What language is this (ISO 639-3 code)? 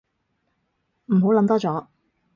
yue